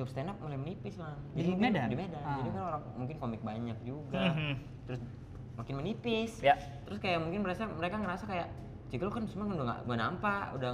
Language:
Indonesian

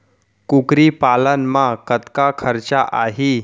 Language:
Chhattisgarhi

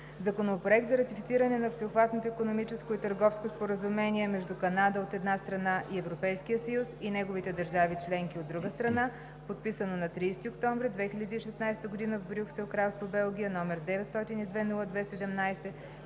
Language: Bulgarian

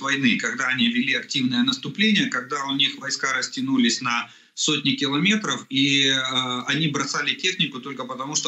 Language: Russian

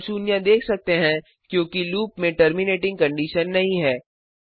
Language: Hindi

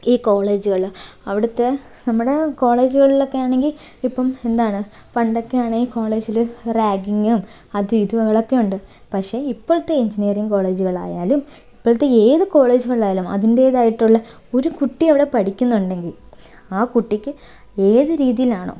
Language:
Malayalam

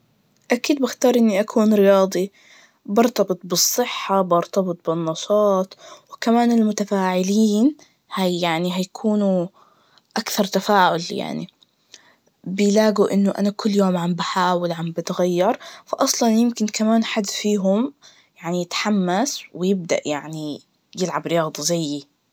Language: Najdi Arabic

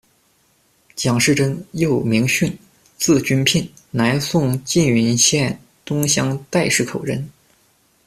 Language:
Chinese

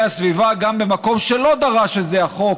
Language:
Hebrew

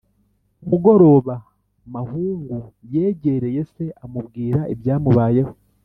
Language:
Kinyarwanda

